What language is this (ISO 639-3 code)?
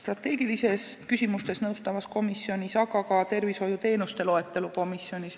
est